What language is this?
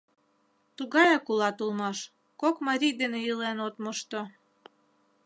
Mari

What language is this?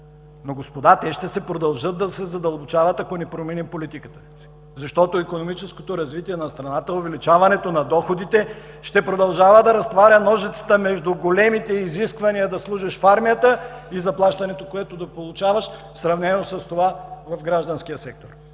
Bulgarian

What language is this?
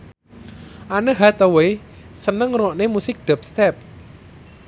Javanese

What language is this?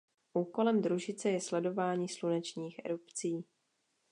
Czech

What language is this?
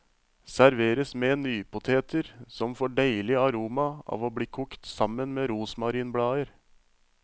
Norwegian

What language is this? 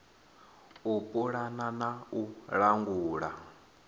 Venda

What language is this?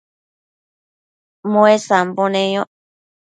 Matsés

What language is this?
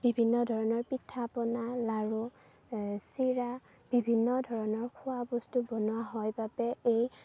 Assamese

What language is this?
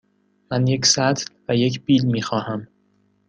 Persian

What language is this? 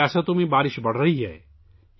Urdu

